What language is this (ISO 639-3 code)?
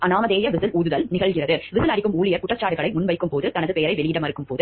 tam